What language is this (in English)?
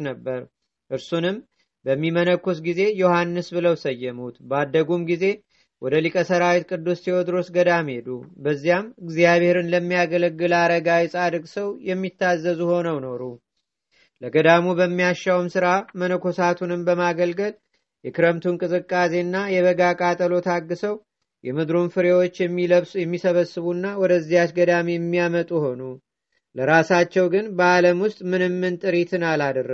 Amharic